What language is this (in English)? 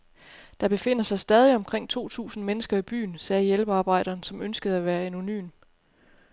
Danish